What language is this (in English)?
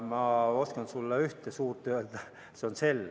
Estonian